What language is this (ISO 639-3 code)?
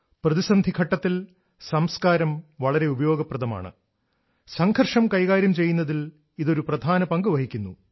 mal